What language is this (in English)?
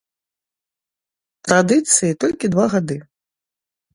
Belarusian